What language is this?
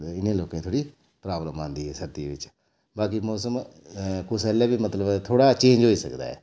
Dogri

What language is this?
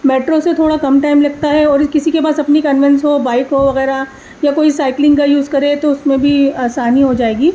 Urdu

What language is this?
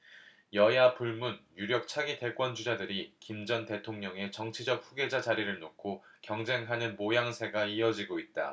Korean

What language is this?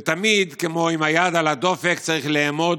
Hebrew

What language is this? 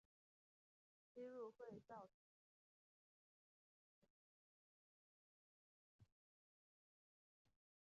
Chinese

